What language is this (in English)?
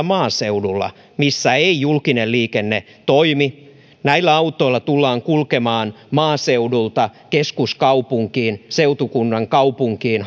Finnish